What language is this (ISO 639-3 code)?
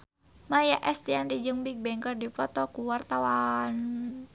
sun